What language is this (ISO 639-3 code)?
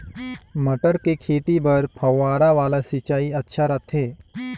hne